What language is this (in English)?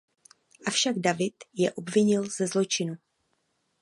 Czech